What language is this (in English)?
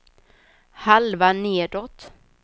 Swedish